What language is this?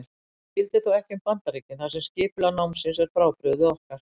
Icelandic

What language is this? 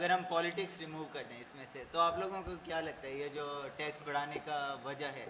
Urdu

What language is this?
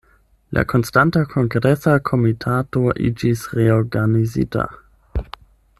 Esperanto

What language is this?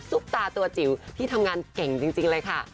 Thai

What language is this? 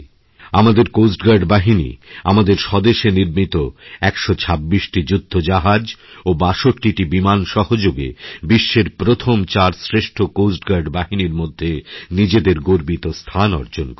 Bangla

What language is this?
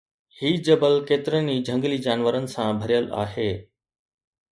Sindhi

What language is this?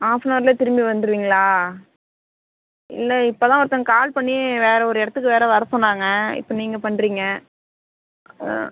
Tamil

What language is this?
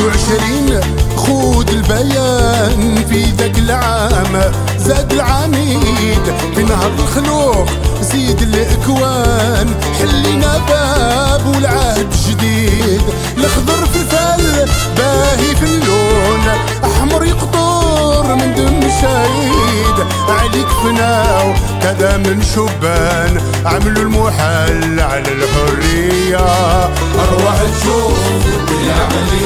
Arabic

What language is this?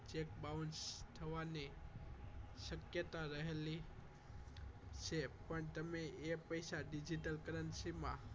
Gujarati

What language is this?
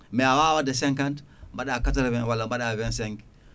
Fula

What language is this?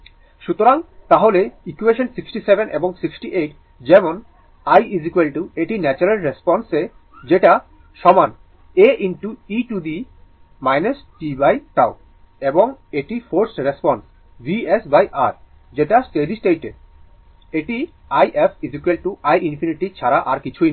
Bangla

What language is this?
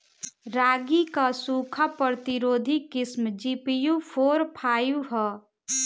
Bhojpuri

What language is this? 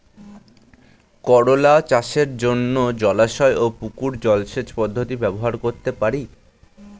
Bangla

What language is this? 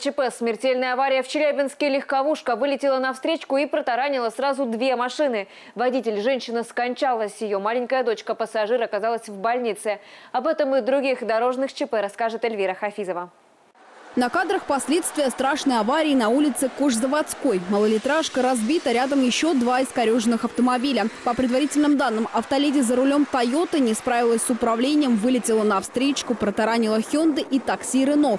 Russian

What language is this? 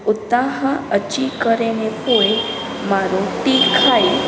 Sindhi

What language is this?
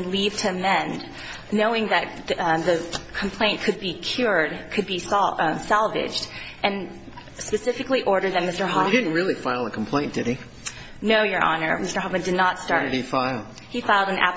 English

